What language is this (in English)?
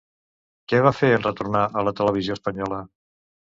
Catalan